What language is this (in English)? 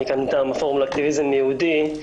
Hebrew